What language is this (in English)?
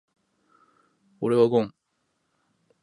Japanese